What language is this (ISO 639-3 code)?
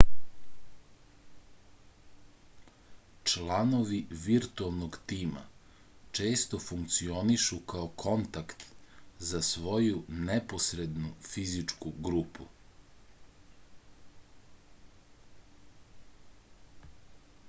srp